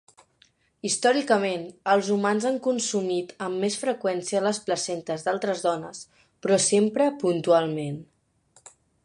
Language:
Catalan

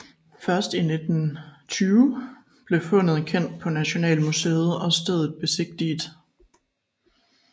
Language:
Danish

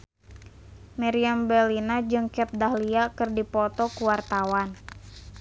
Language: Sundanese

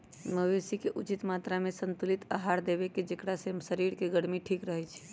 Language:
Magahi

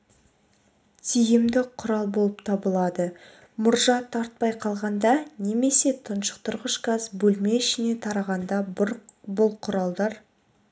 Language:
Kazakh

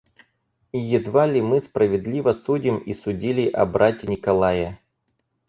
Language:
Russian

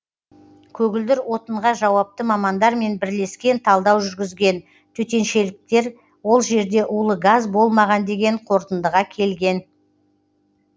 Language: Kazakh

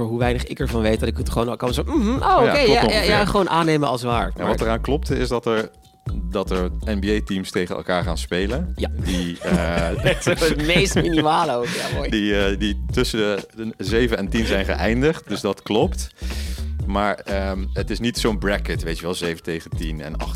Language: Dutch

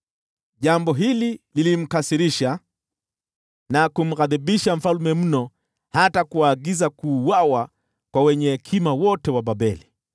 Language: Swahili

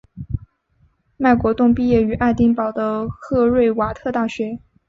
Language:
Chinese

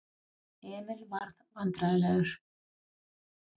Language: Icelandic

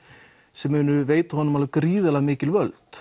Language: Icelandic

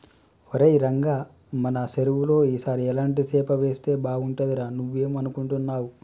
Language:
Telugu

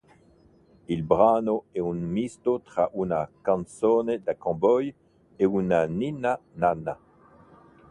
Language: Italian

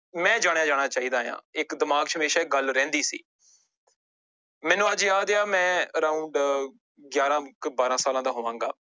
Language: Punjabi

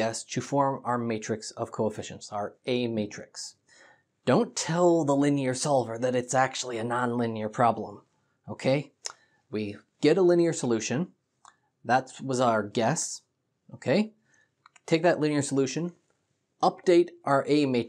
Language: English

